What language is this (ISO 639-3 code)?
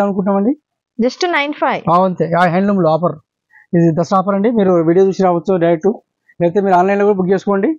tel